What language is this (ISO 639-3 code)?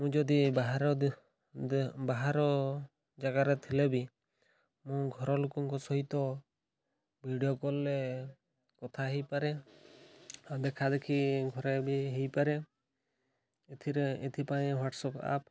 ori